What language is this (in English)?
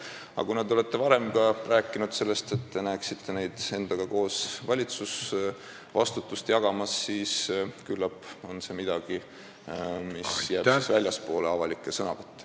Estonian